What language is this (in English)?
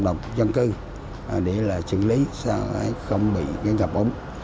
Vietnamese